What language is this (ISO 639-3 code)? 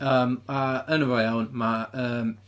cym